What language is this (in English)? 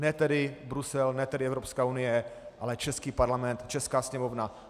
Czech